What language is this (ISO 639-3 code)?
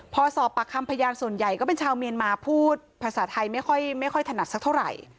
tha